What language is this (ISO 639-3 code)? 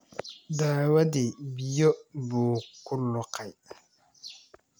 som